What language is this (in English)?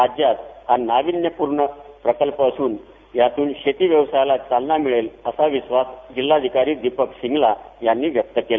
Marathi